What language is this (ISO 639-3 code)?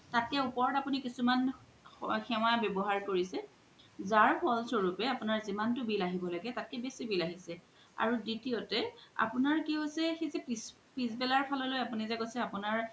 asm